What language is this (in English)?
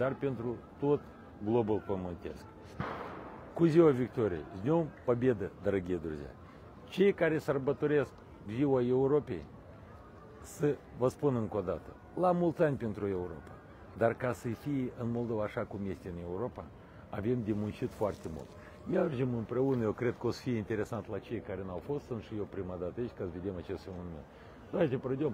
Russian